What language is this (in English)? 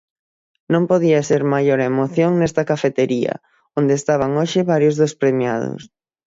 Galician